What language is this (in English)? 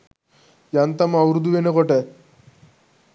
Sinhala